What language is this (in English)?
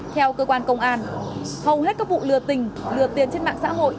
Vietnamese